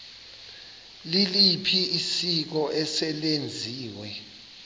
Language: Xhosa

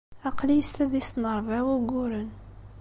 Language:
Kabyle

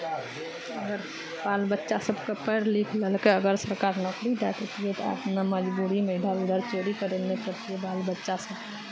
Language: Maithili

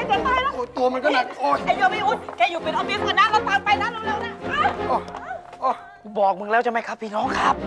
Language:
Thai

